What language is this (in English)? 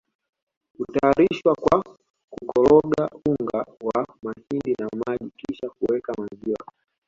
Swahili